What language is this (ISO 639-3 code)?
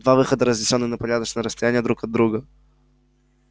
rus